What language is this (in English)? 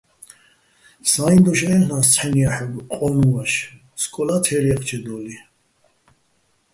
Bats